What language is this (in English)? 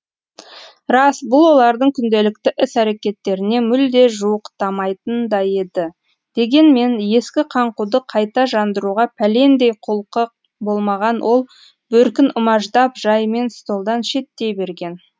Kazakh